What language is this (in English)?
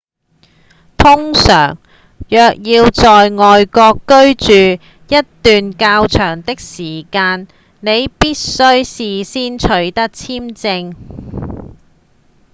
Cantonese